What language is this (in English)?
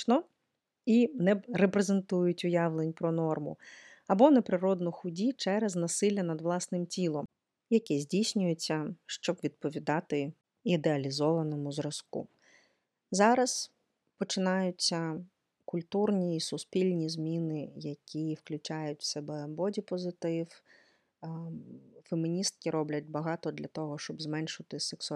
Ukrainian